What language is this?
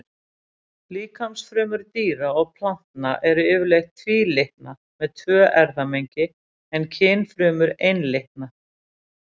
Icelandic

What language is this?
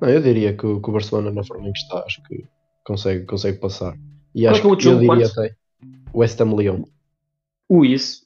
Portuguese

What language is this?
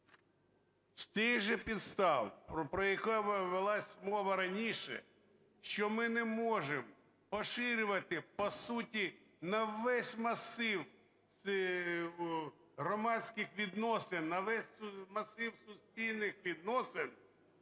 Ukrainian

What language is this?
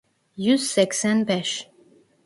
Turkish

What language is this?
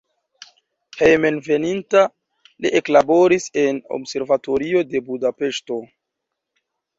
Esperanto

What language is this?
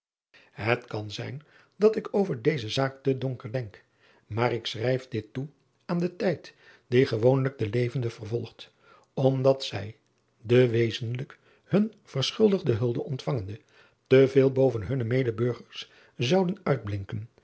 Dutch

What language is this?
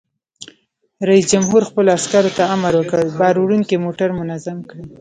Pashto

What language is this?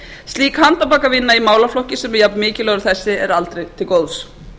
Icelandic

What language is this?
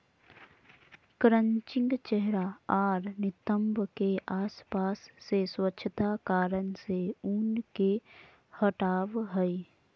Magahi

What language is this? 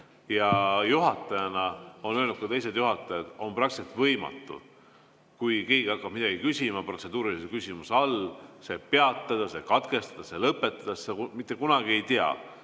Estonian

